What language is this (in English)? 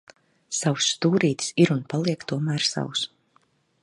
Latvian